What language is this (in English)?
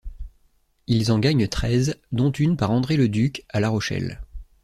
French